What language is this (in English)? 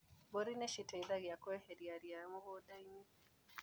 Kikuyu